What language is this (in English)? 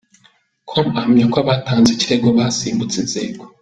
Kinyarwanda